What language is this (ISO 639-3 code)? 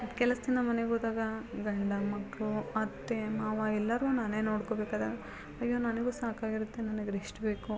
kan